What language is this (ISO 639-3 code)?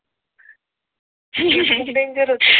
mar